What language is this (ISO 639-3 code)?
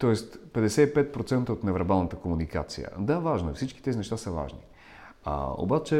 bul